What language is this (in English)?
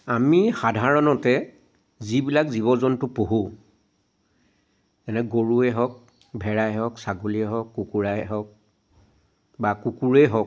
Assamese